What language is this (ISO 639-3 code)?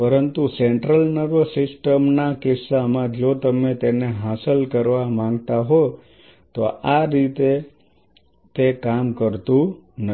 guj